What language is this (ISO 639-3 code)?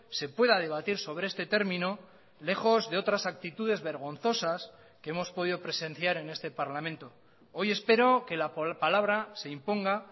spa